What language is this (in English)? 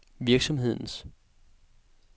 Danish